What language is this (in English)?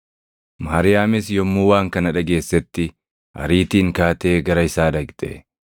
Oromo